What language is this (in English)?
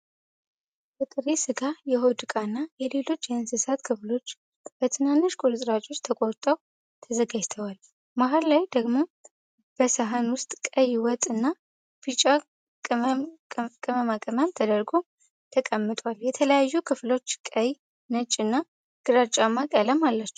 Amharic